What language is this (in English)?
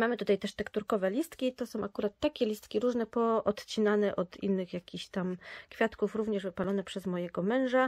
Polish